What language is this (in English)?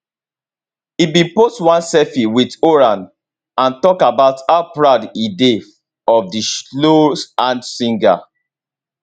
Nigerian Pidgin